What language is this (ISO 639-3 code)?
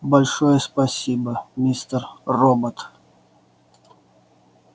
rus